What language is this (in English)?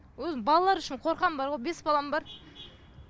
Kazakh